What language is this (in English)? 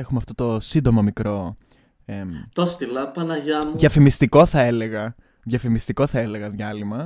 Greek